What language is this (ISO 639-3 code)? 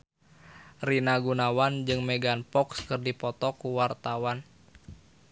sun